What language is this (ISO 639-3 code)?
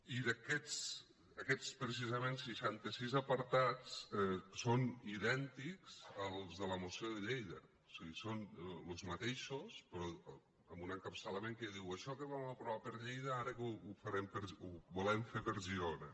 cat